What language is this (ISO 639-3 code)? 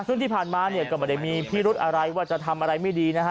tha